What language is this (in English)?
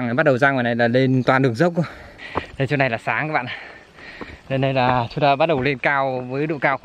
Vietnamese